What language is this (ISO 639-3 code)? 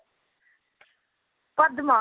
ori